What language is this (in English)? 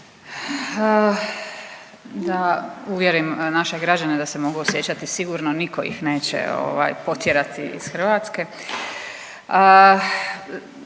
Croatian